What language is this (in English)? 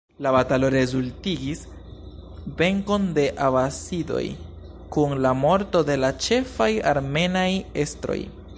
Esperanto